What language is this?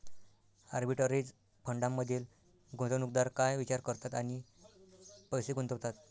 Marathi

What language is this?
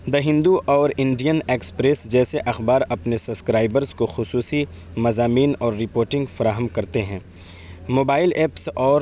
Urdu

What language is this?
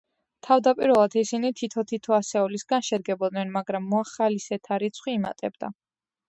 Georgian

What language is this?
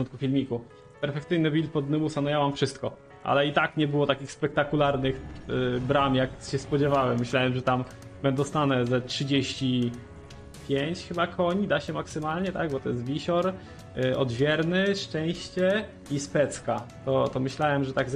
Polish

